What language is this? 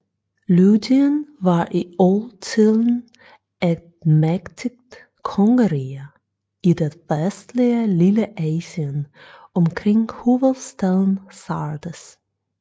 Danish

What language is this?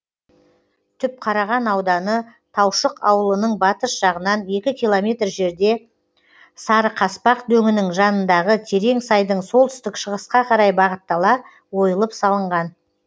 Kazakh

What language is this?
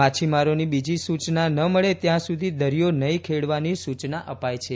Gujarati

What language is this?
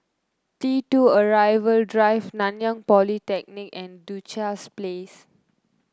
English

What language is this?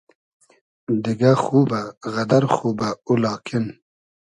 Hazaragi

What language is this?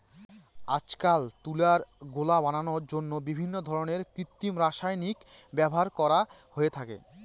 Bangla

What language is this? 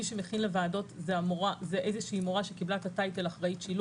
Hebrew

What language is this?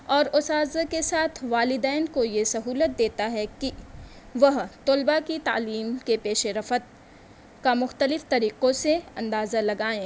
Urdu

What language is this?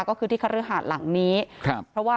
Thai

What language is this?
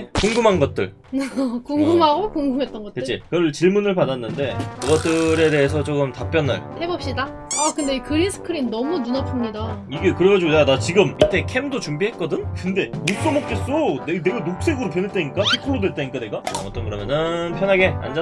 Korean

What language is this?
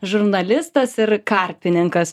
Lithuanian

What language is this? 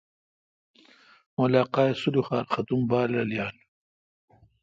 Kalkoti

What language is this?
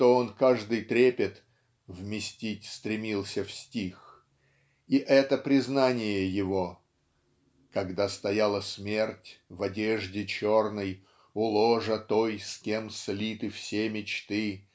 Russian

